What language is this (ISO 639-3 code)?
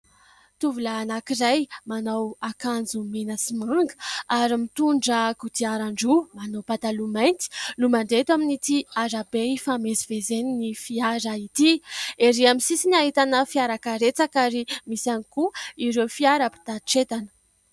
mlg